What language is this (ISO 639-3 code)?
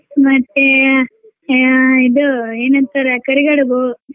kan